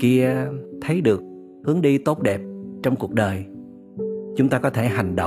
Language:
Vietnamese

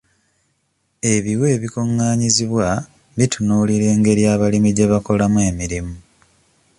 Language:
Ganda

